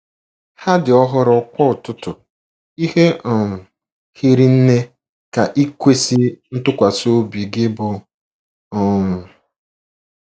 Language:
Igbo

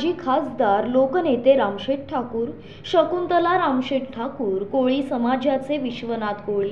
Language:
Marathi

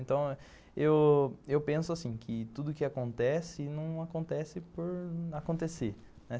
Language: Portuguese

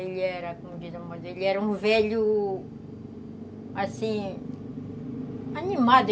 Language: Portuguese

